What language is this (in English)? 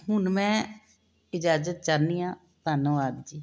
Punjabi